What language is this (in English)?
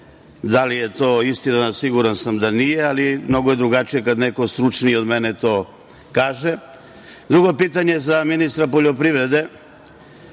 Serbian